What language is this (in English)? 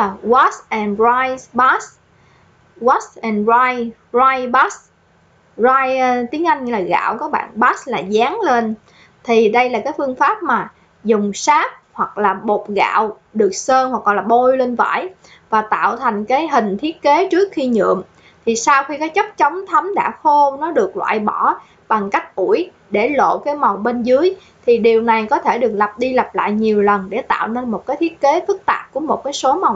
Vietnamese